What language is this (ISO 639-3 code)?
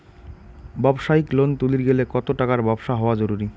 ben